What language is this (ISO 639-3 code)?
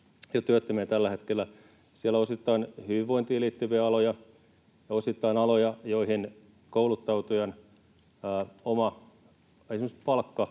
fin